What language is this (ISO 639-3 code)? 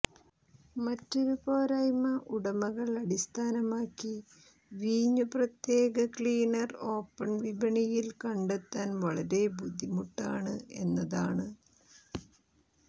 mal